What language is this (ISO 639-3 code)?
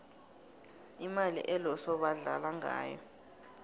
nbl